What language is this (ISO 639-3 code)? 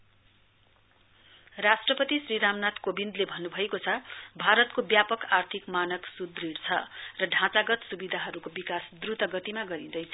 nep